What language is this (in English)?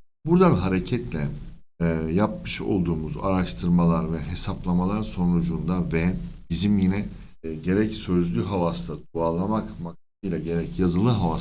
Turkish